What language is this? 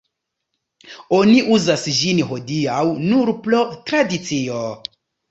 Esperanto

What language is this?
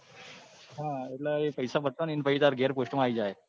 Gujarati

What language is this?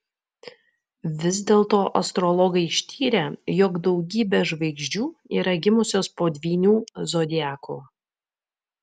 Lithuanian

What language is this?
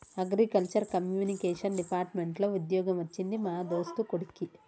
Telugu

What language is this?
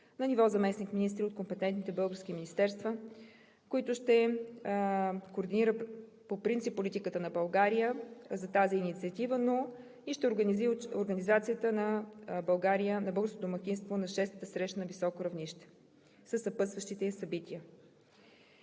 Bulgarian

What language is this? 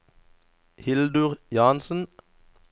Norwegian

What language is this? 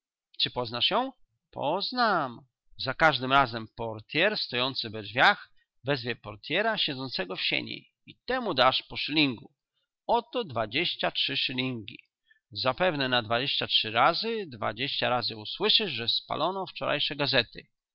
Polish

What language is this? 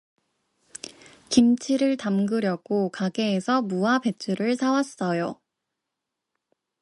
Korean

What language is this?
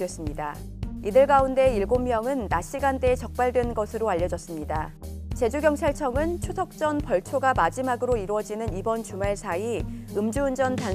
Korean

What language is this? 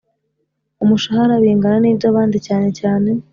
Kinyarwanda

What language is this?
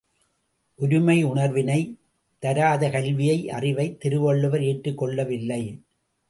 Tamil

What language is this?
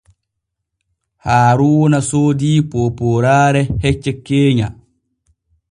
Borgu Fulfulde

